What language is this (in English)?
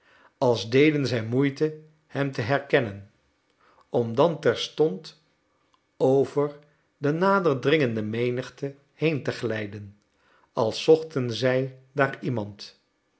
Dutch